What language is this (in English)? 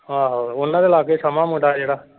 Punjabi